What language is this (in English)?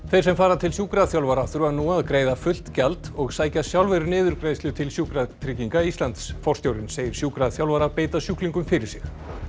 Icelandic